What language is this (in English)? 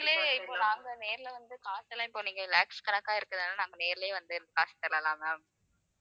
Tamil